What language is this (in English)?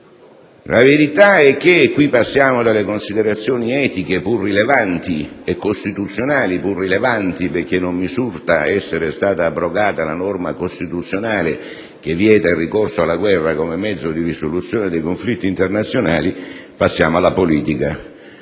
Italian